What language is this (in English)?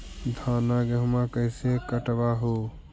Magahi